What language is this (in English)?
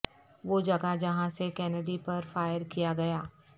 Urdu